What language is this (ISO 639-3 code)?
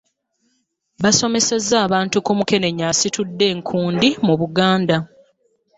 lug